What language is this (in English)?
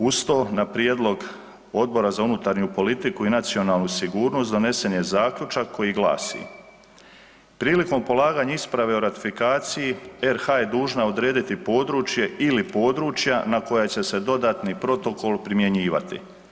Croatian